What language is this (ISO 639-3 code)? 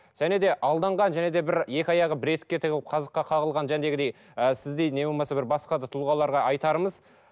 kaz